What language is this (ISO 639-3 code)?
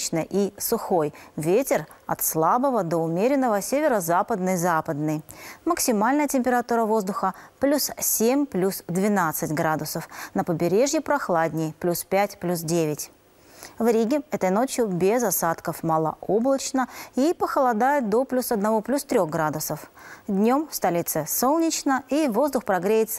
rus